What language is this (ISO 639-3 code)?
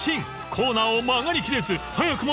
jpn